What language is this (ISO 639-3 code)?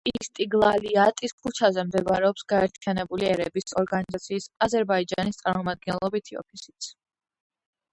kat